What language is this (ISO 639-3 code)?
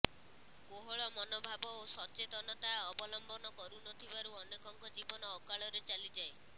ori